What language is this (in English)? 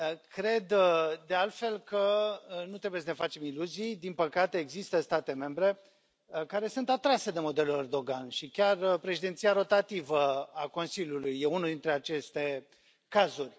Romanian